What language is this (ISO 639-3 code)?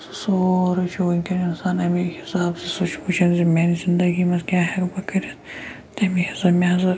kas